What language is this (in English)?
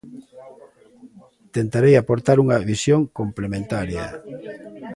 Galician